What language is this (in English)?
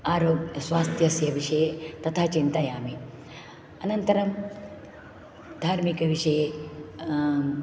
Sanskrit